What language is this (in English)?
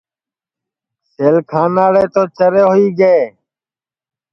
Sansi